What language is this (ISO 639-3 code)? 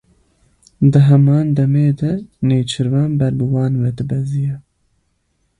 kur